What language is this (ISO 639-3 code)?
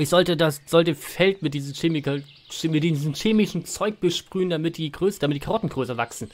deu